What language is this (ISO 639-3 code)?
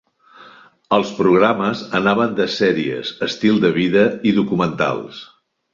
cat